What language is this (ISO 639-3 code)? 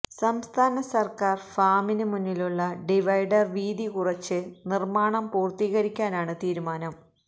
mal